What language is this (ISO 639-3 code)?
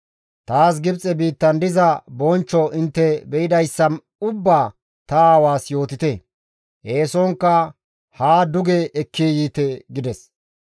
gmv